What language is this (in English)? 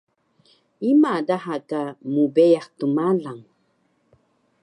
Taroko